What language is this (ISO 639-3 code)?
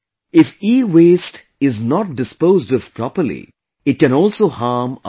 eng